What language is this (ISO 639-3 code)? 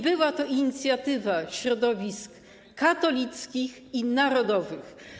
pol